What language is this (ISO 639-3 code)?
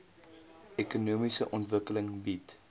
afr